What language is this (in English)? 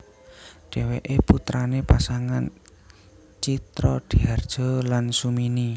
Javanese